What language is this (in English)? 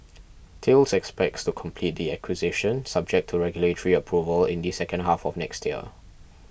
English